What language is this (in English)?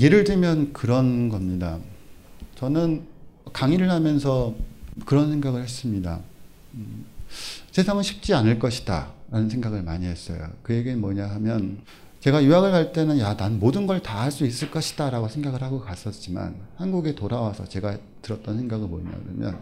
Korean